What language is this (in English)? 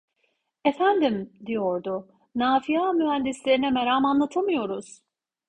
Turkish